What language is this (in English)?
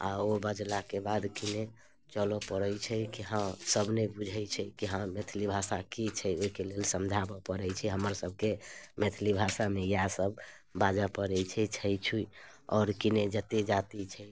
Maithili